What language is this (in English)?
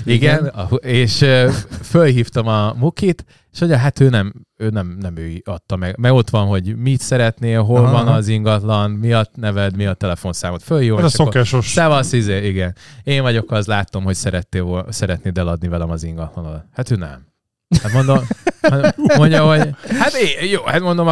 Hungarian